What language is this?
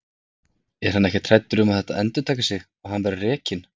Icelandic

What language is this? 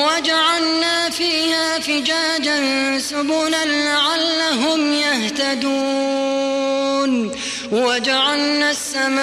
Arabic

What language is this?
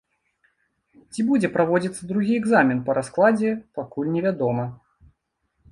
Belarusian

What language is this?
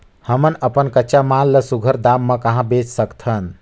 Chhattisgarhi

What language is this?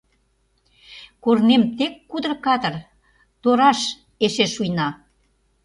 Mari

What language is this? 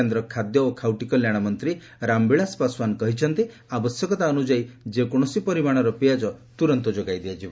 Odia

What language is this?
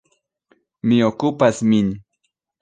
Esperanto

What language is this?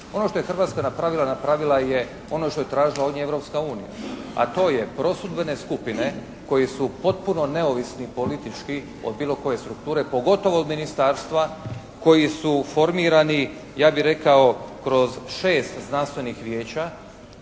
Croatian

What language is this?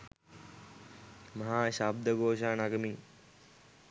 Sinhala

